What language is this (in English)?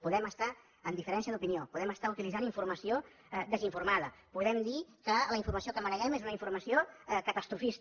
Catalan